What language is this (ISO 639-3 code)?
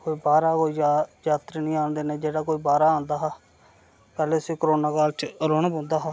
doi